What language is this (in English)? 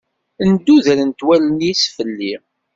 Kabyle